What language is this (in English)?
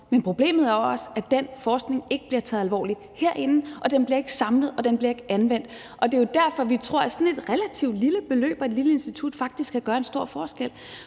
Danish